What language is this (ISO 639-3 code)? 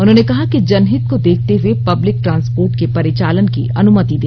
hin